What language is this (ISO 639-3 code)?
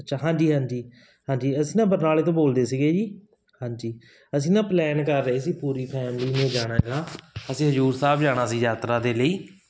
pan